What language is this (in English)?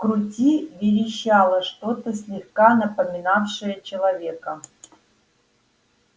Russian